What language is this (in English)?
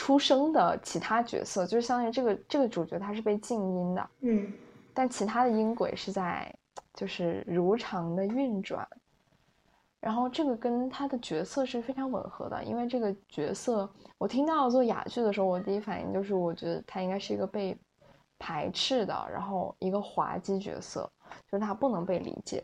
Chinese